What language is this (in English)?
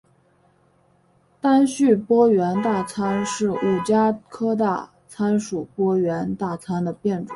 Chinese